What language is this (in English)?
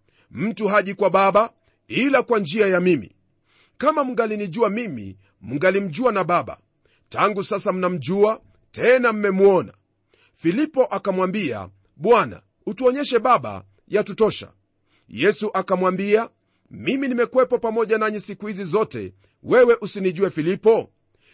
Swahili